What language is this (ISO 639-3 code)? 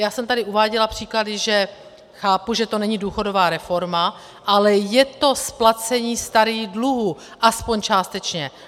ces